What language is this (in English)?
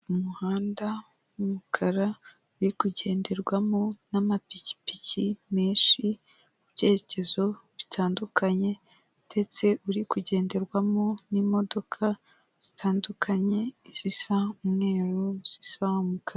Kinyarwanda